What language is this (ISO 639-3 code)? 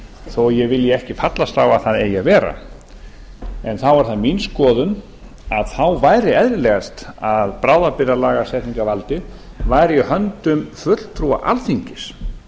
isl